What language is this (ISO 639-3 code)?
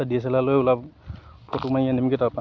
asm